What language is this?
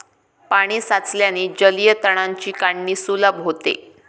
Marathi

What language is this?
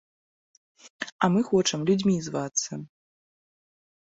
Belarusian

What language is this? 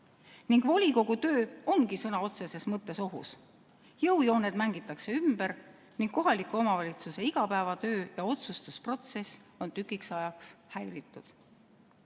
Estonian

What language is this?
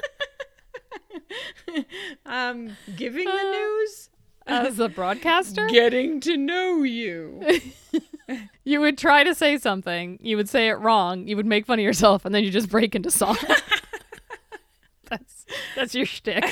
English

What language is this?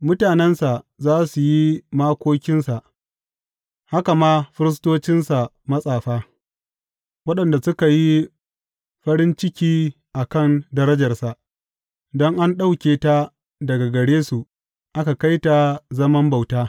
Hausa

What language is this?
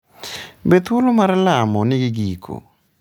Luo (Kenya and Tanzania)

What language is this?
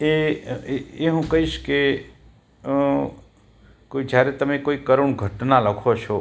Gujarati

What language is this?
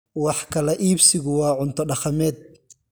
Somali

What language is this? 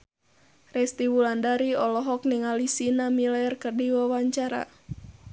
Sundanese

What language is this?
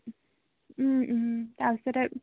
Assamese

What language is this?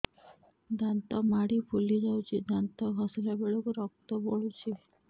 Odia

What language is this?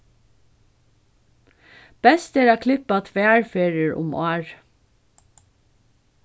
Faroese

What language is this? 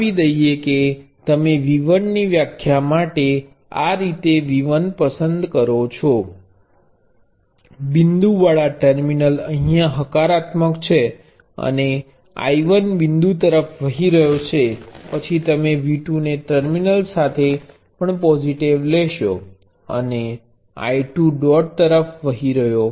Gujarati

